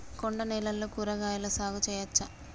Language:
Telugu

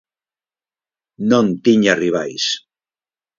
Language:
Galician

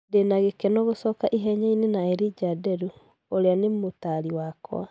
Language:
Kikuyu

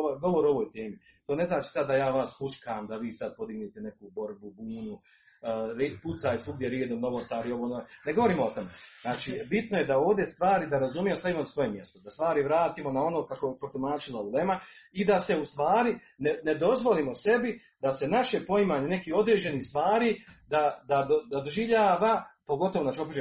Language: Croatian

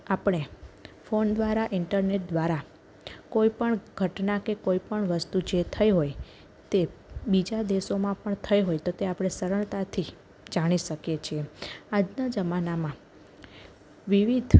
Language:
Gujarati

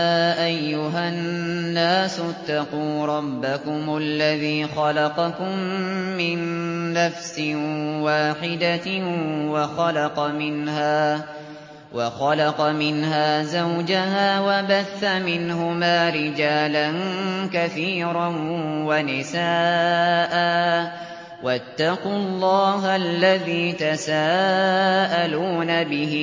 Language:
Arabic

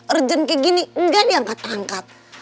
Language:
Indonesian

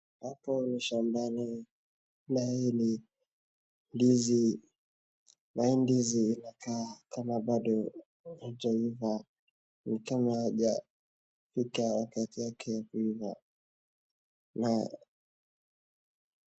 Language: Swahili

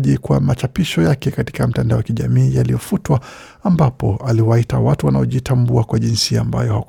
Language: Swahili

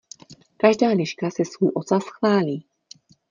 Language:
Czech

